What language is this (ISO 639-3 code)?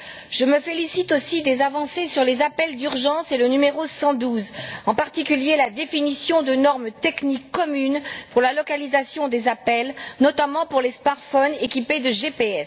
fra